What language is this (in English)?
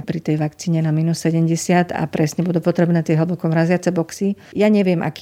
Slovak